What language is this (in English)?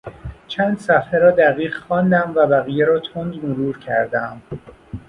Persian